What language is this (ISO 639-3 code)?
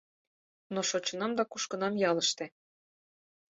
chm